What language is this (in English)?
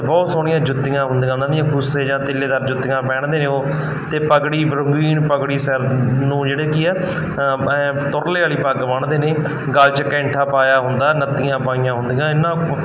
Punjabi